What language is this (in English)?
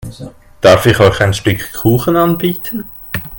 German